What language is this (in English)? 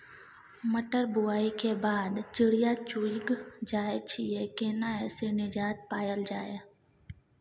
Maithili